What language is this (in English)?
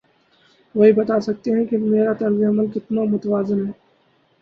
Urdu